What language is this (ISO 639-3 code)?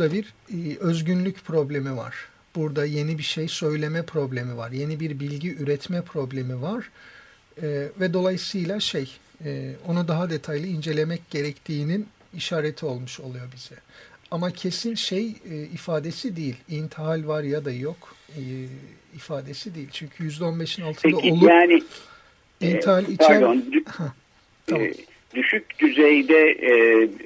tur